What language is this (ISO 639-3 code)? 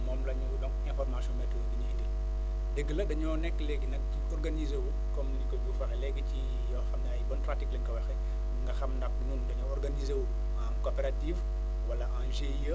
wol